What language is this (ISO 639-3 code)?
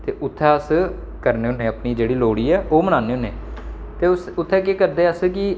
doi